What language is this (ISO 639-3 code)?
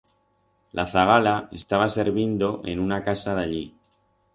arg